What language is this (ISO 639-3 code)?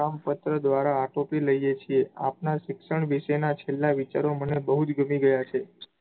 guj